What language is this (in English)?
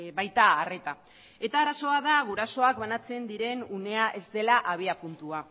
Basque